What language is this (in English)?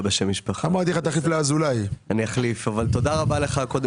Hebrew